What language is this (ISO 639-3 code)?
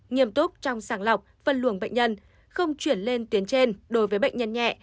vie